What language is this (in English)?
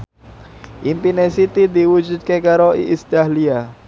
Javanese